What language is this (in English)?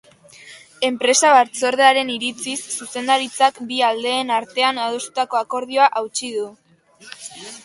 Basque